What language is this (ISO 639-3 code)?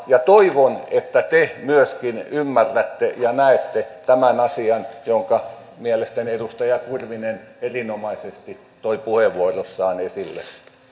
fin